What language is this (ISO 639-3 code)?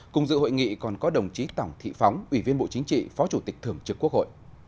vie